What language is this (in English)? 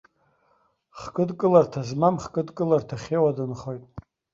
Abkhazian